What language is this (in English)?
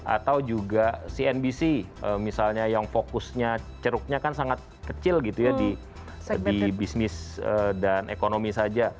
Indonesian